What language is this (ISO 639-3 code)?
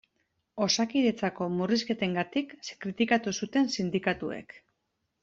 eus